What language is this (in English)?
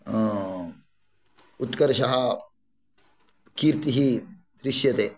Sanskrit